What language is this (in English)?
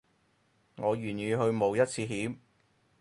Cantonese